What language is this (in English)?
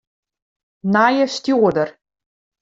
Western Frisian